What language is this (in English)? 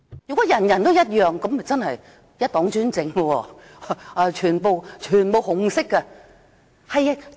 Cantonese